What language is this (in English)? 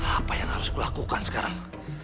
Indonesian